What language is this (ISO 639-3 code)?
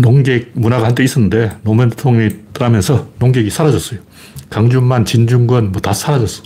kor